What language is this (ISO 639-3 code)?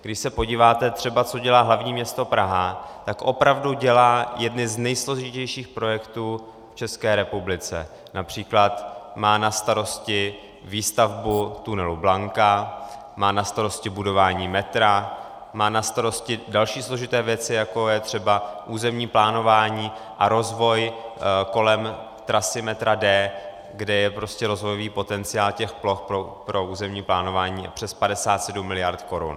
ces